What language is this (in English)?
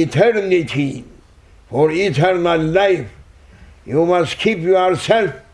Turkish